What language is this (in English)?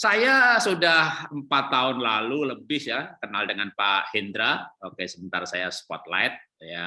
Indonesian